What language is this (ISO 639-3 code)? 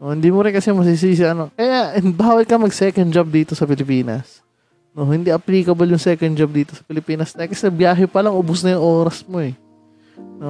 fil